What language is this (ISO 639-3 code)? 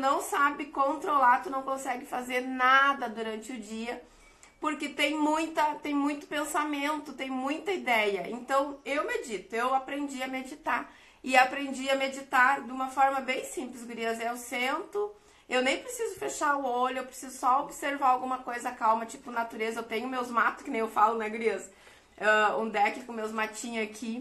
por